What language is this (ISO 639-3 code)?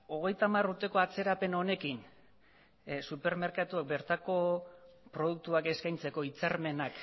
eus